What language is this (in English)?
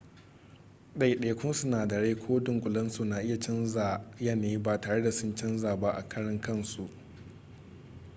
Hausa